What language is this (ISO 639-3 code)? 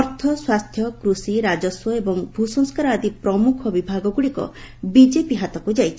ori